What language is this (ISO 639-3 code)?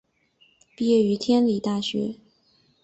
zho